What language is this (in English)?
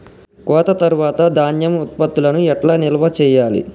Telugu